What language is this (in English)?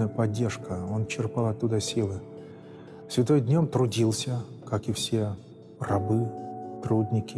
Russian